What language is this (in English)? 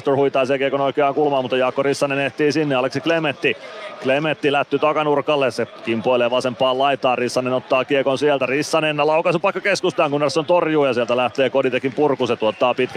Finnish